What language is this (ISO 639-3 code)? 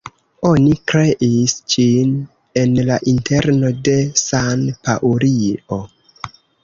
epo